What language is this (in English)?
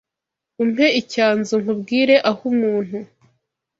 Kinyarwanda